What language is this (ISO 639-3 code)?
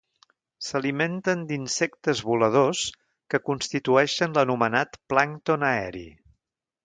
cat